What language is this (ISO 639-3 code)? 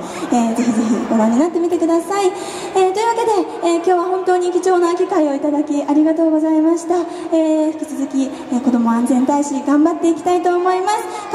jpn